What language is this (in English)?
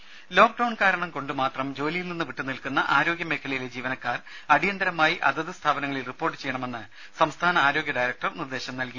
Malayalam